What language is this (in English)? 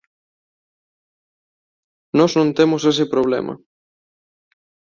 Galician